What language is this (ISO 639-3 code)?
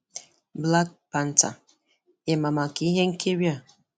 ibo